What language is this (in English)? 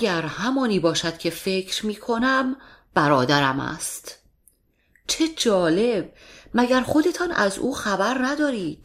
Persian